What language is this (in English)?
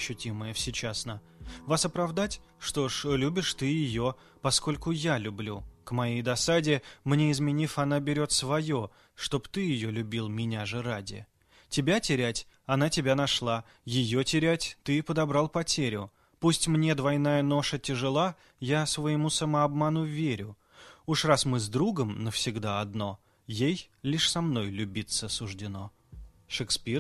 Russian